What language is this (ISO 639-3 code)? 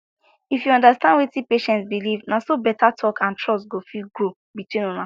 pcm